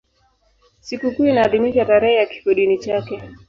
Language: Swahili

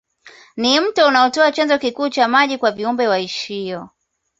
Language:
Swahili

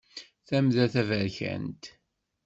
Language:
Kabyle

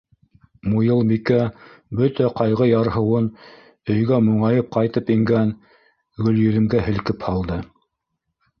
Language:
Bashkir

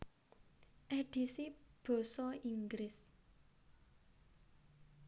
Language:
Javanese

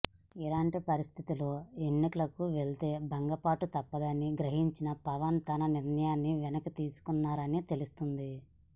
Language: Telugu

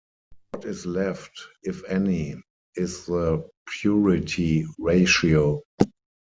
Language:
English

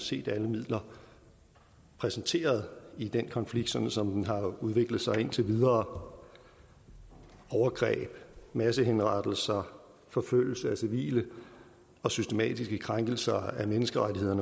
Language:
Danish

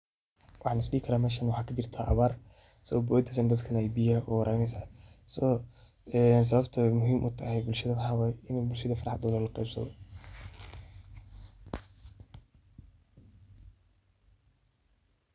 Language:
Somali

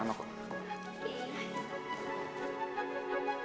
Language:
Indonesian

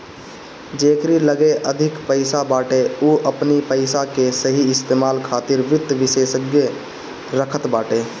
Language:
Bhojpuri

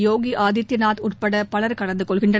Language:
Tamil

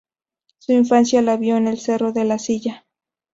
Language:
Spanish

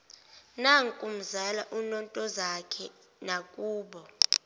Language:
Zulu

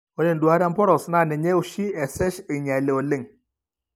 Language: Masai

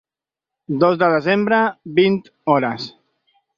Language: Catalan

